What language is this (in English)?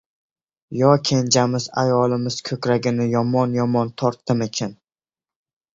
Uzbek